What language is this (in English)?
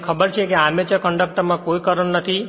Gujarati